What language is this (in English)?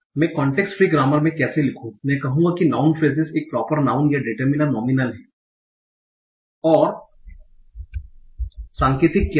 Hindi